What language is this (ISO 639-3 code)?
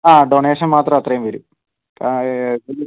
mal